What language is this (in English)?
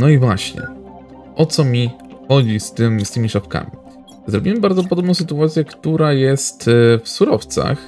Polish